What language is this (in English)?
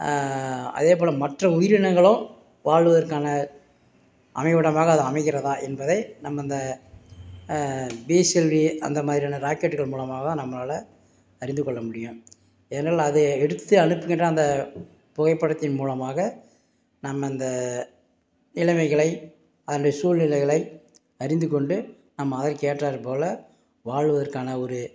Tamil